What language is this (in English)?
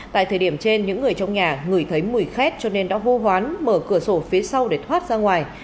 Vietnamese